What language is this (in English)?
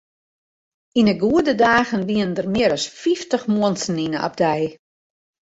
Western Frisian